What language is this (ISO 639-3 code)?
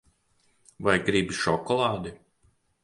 lav